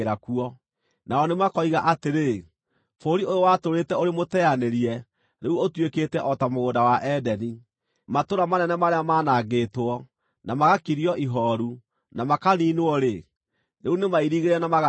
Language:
Kikuyu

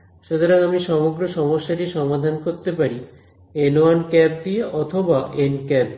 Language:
Bangla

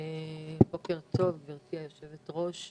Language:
Hebrew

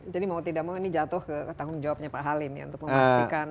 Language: Indonesian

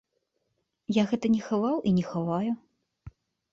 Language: Belarusian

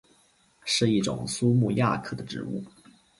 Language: Chinese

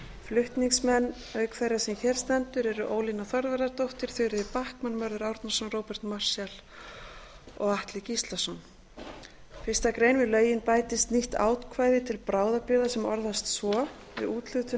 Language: Icelandic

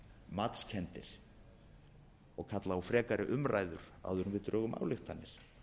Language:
Icelandic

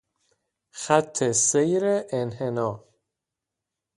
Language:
Persian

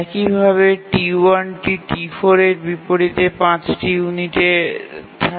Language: Bangla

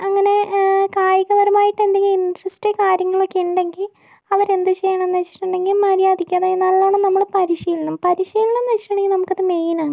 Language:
Malayalam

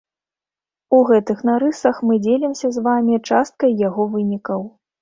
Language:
Belarusian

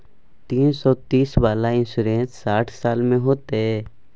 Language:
Maithili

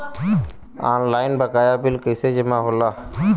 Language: Bhojpuri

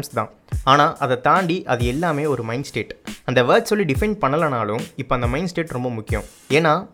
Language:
Tamil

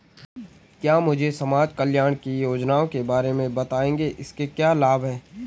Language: Hindi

